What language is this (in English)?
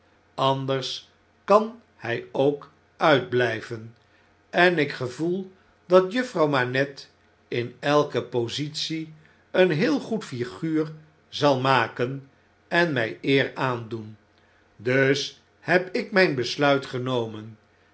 Dutch